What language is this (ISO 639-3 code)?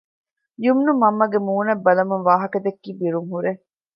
div